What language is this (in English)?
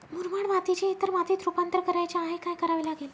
Marathi